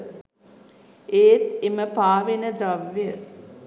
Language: Sinhala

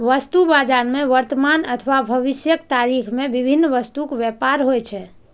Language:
Maithili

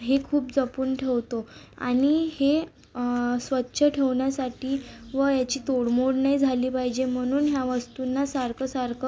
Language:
Marathi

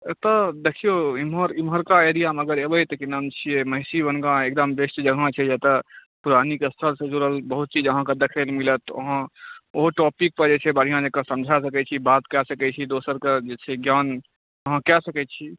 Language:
Maithili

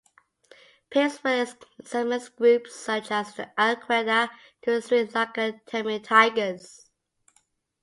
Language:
English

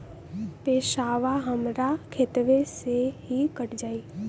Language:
Bhojpuri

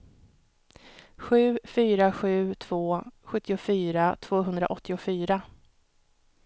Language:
Swedish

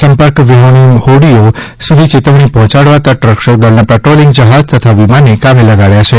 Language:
Gujarati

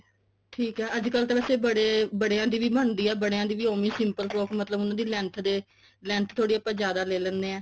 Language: Punjabi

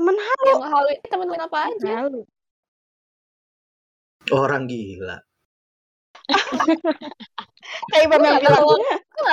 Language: Indonesian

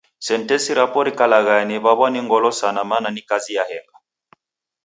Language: Taita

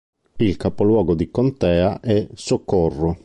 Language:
Italian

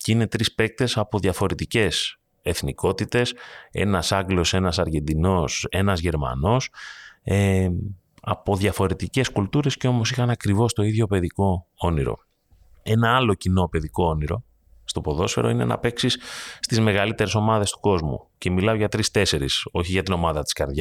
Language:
Greek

